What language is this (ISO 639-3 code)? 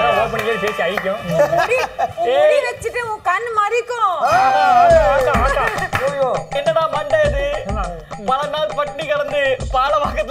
tam